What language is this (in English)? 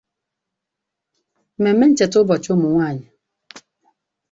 Igbo